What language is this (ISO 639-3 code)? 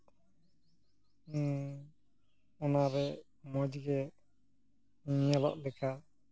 sat